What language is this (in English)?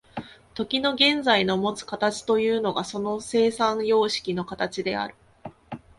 Japanese